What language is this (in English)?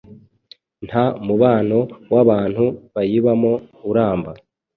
Kinyarwanda